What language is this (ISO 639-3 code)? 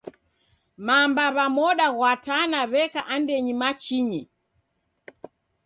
dav